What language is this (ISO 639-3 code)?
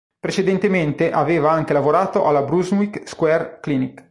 ita